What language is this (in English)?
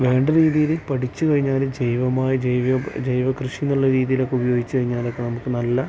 Malayalam